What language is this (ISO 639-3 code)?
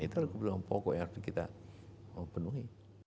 ind